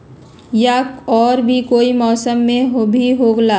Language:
Magahi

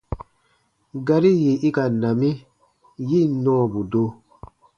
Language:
Baatonum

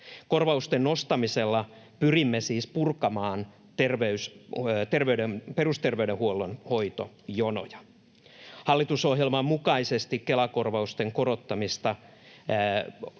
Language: Finnish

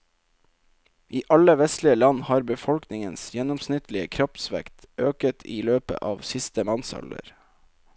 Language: Norwegian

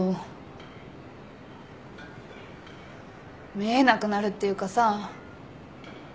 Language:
Japanese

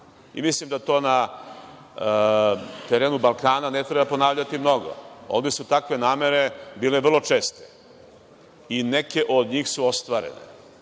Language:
Serbian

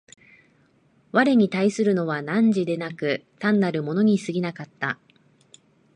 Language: Japanese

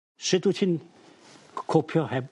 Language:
Welsh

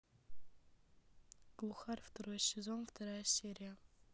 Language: Russian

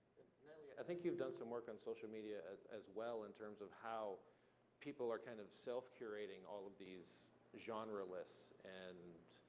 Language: English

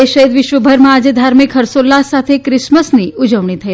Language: Gujarati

